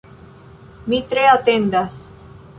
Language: Esperanto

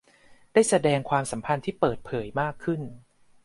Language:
Thai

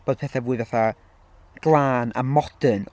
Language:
Welsh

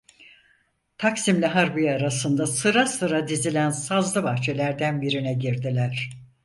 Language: Turkish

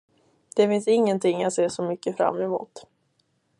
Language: Swedish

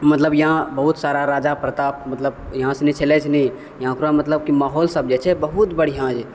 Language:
Maithili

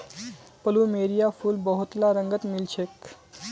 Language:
Magahi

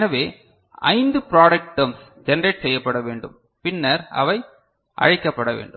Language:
Tamil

